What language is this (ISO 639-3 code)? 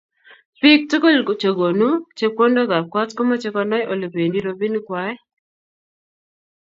kln